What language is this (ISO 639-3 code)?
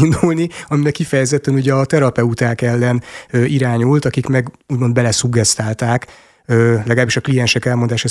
hun